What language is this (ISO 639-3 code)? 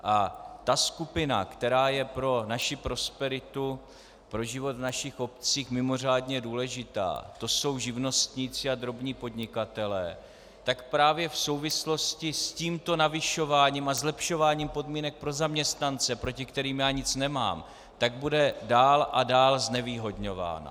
ces